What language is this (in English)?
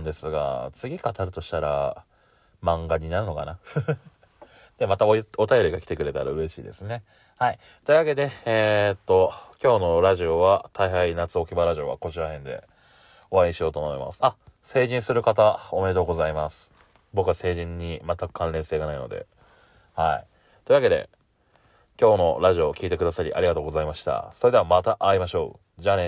Japanese